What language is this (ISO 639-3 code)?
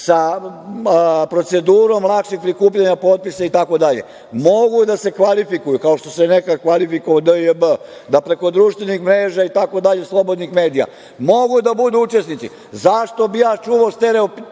srp